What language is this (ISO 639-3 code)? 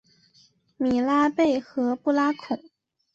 zho